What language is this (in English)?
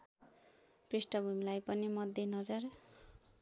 Nepali